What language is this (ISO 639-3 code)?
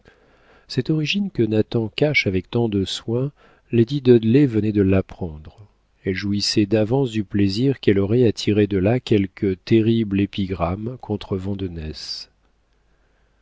fra